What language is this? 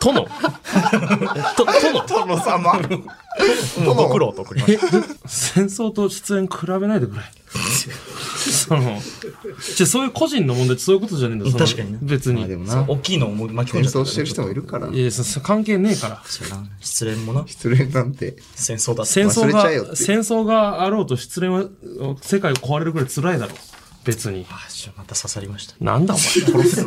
Japanese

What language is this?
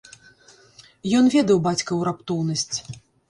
Belarusian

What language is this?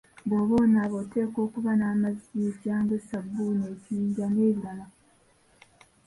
Ganda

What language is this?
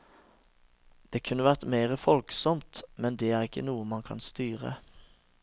Norwegian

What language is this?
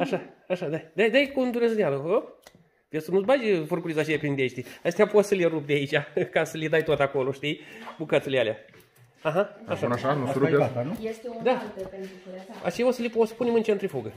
Romanian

